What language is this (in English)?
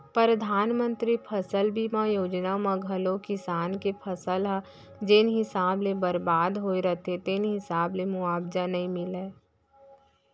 Chhattisgarhi